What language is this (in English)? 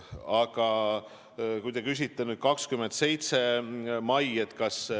Estonian